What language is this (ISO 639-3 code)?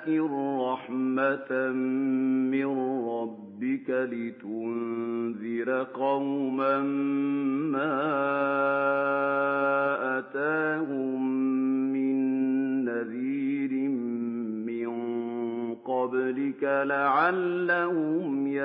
ara